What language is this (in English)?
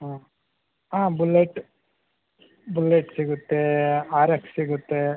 Kannada